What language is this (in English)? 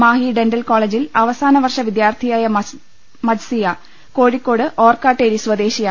Malayalam